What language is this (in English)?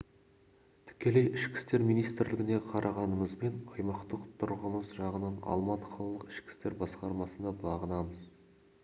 Kazakh